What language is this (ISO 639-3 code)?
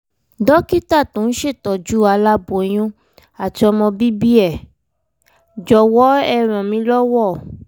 yor